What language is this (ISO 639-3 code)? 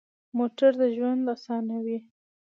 pus